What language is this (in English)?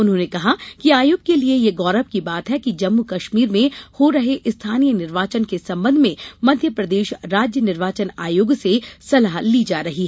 Hindi